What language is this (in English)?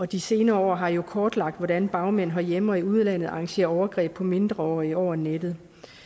Danish